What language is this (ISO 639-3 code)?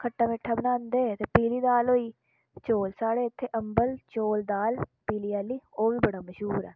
doi